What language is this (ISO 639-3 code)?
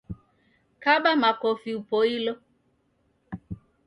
dav